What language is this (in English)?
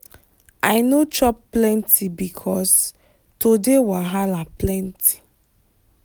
Nigerian Pidgin